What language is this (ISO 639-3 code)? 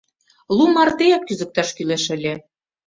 chm